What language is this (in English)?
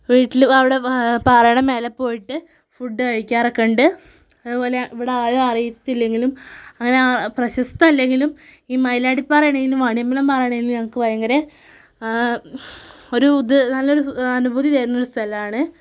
Malayalam